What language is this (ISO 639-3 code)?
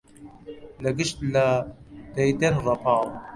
ckb